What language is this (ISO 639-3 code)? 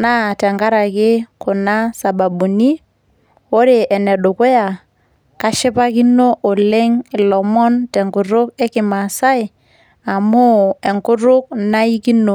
mas